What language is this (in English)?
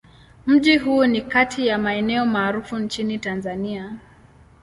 Swahili